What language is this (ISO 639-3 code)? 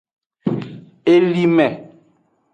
ajg